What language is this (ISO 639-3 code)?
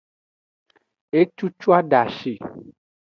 ajg